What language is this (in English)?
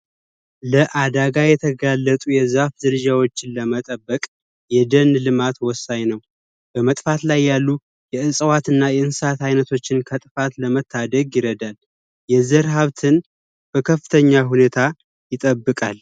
Amharic